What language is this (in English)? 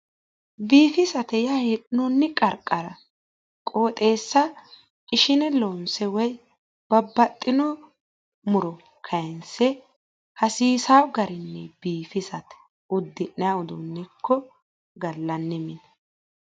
Sidamo